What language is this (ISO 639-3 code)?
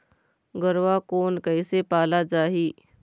hne